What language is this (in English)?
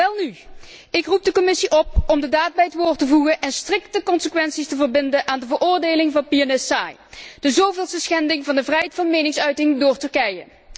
Dutch